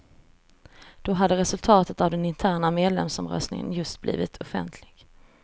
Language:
Swedish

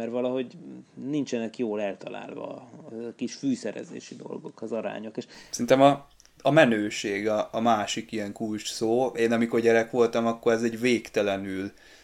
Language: Hungarian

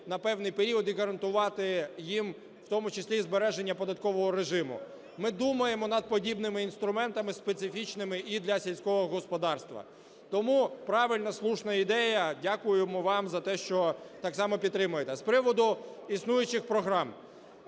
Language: Ukrainian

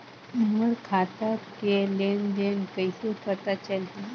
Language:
Chhattisgarhi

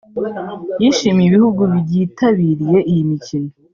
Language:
Kinyarwanda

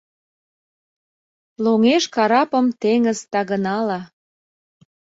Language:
Mari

